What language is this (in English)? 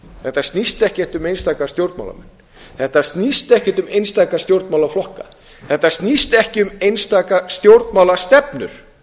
Icelandic